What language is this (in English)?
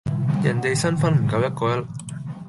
Cantonese